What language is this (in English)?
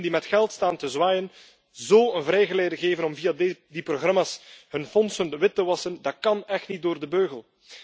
Dutch